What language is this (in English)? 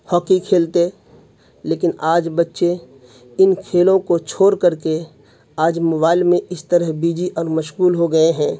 Urdu